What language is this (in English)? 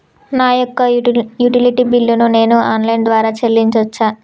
Telugu